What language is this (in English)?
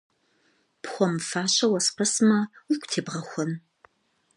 Kabardian